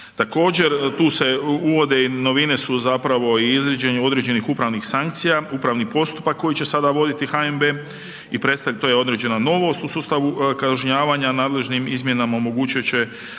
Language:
Croatian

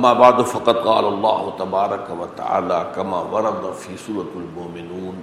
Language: Urdu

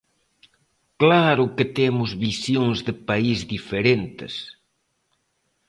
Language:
Galician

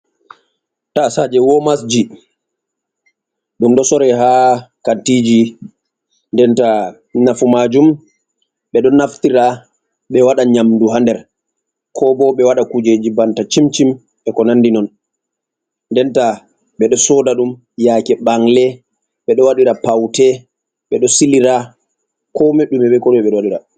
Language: Fula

